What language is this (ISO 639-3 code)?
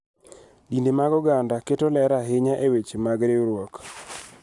luo